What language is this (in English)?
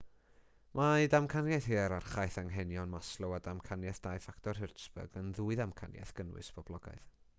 Welsh